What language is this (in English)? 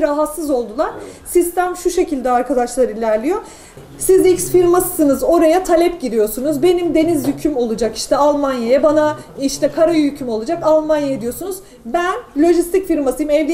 Turkish